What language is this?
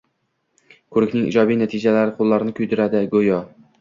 Uzbek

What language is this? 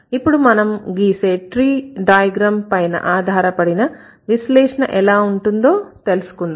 Telugu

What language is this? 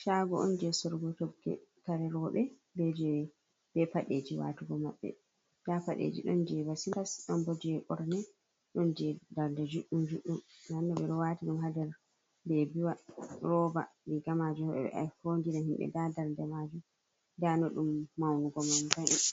Fula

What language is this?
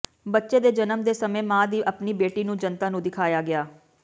Punjabi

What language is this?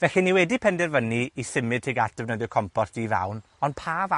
Welsh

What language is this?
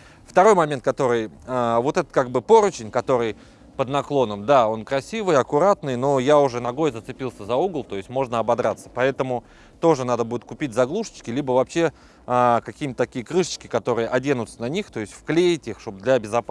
Russian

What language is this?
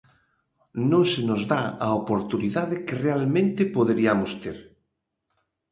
Galician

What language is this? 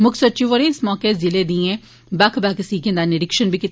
Dogri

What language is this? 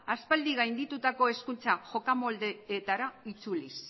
Basque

